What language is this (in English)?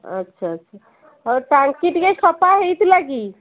Odia